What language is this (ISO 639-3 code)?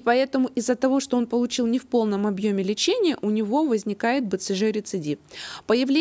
rus